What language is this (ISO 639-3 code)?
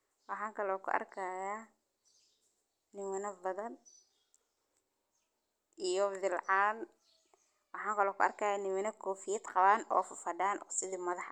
som